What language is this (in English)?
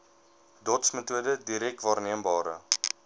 Afrikaans